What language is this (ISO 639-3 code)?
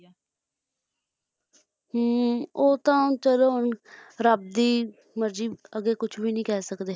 pan